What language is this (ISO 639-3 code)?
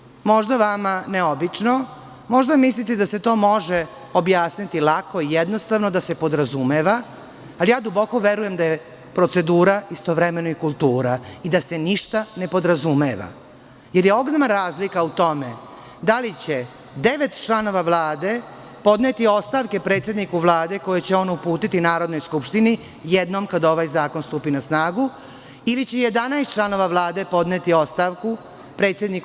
srp